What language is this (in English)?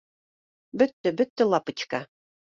Bashkir